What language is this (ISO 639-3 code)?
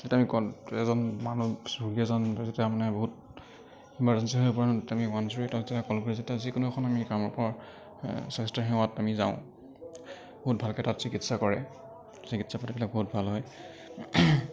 asm